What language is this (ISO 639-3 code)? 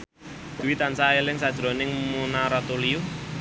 jav